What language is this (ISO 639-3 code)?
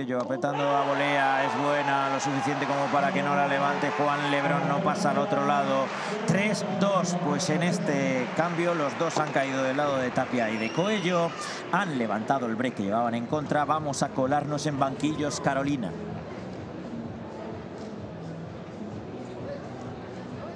spa